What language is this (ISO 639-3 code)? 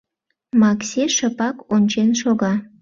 chm